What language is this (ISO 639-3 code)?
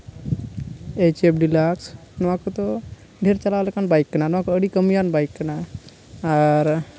sat